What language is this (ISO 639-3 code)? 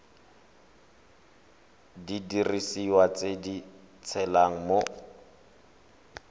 tsn